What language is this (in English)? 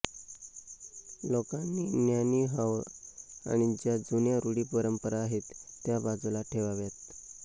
Marathi